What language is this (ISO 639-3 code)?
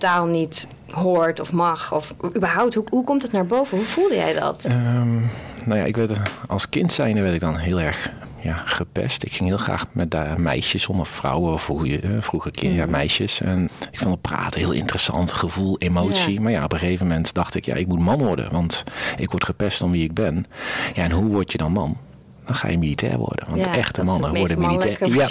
nld